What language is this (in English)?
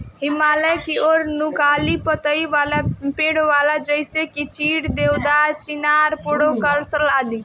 Bhojpuri